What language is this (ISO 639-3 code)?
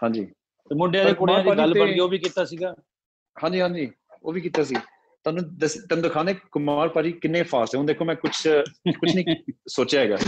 pan